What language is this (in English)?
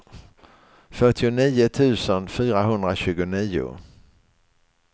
Swedish